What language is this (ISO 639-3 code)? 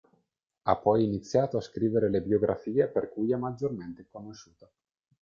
ita